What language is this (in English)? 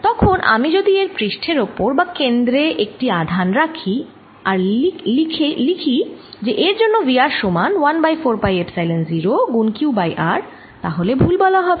Bangla